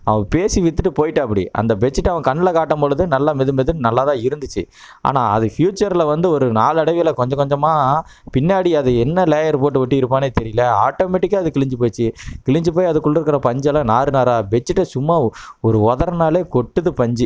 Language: Tamil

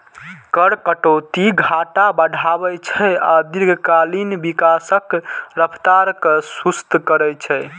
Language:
Maithili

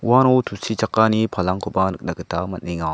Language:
Garo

